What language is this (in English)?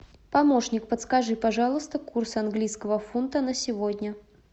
Russian